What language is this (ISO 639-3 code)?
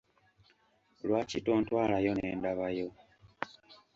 lug